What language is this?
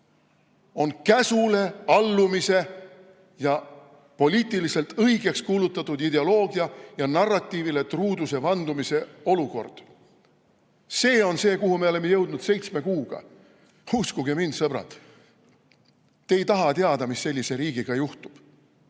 Estonian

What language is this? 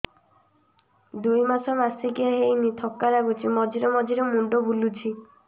Odia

